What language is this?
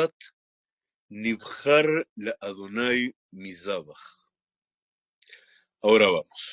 Spanish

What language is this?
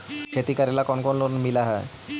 Magahi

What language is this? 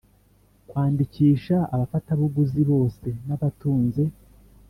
Kinyarwanda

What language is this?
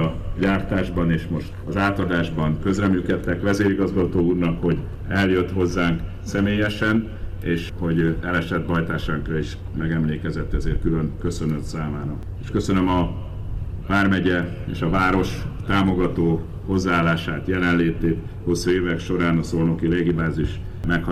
Hungarian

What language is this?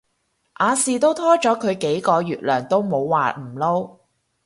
Cantonese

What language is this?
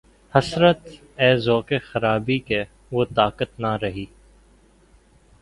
Urdu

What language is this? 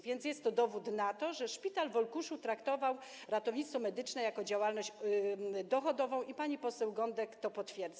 Polish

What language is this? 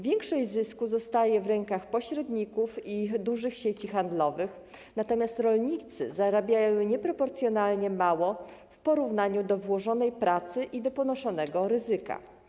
Polish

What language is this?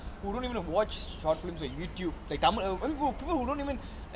English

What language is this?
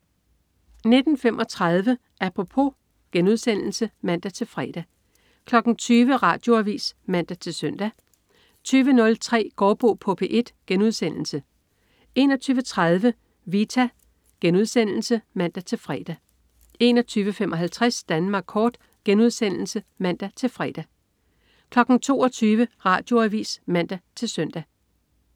Danish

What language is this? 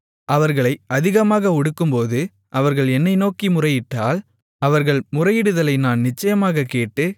Tamil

